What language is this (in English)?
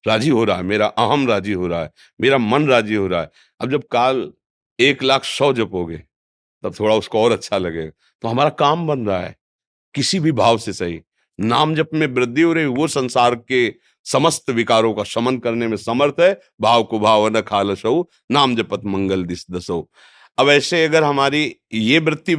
Hindi